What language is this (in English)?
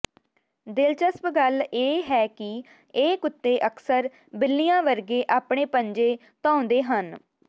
Punjabi